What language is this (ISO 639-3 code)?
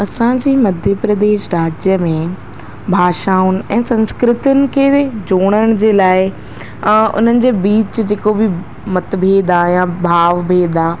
snd